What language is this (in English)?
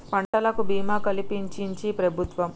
Telugu